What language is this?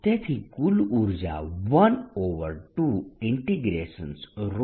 Gujarati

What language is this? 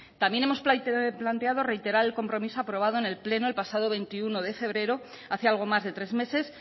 Spanish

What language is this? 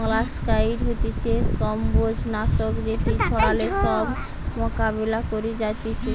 Bangla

